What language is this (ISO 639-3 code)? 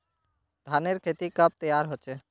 mag